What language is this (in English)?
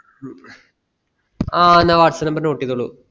Malayalam